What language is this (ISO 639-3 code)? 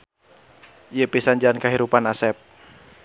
sun